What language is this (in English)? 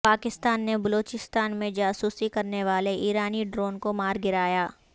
Urdu